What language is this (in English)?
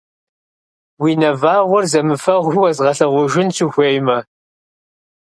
Kabardian